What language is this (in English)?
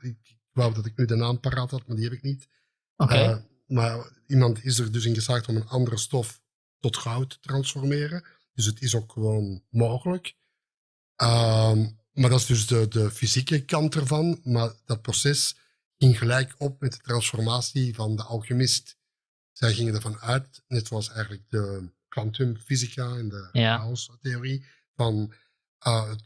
Dutch